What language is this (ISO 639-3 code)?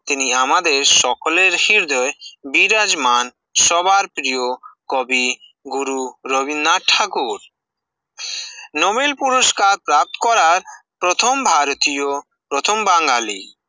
ben